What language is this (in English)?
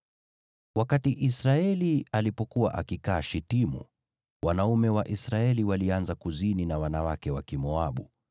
Swahili